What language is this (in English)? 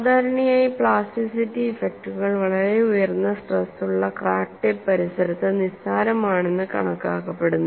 Malayalam